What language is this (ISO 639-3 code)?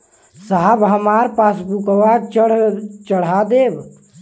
bho